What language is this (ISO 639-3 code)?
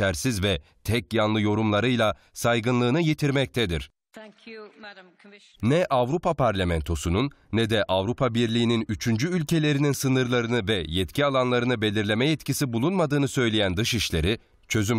tur